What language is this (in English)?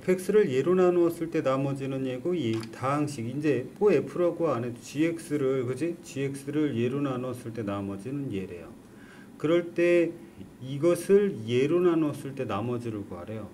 Korean